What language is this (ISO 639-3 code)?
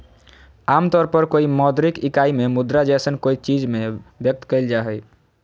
mag